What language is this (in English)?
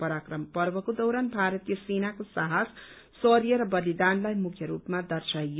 Nepali